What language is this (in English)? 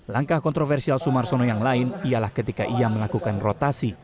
Indonesian